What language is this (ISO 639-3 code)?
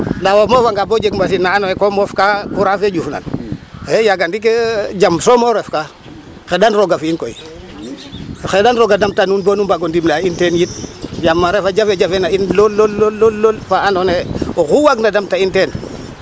srr